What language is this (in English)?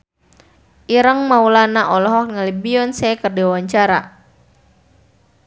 Sundanese